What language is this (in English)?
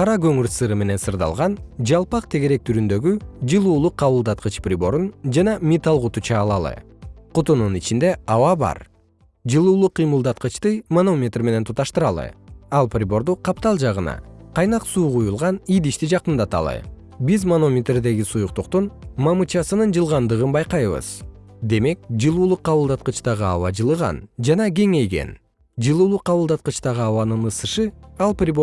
Kyrgyz